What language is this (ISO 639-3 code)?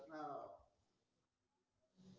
mar